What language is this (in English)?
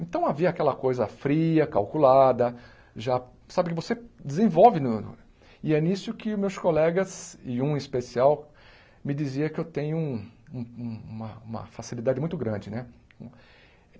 Portuguese